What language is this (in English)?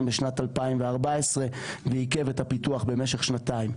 Hebrew